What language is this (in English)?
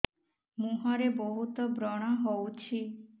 Odia